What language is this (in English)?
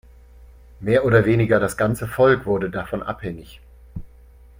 German